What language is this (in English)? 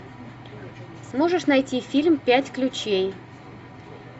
Russian